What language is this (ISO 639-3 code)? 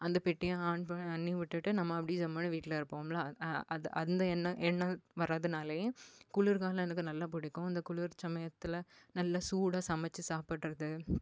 tam